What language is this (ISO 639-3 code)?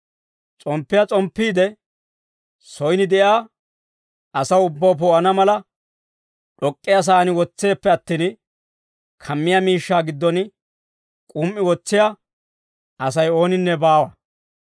dwr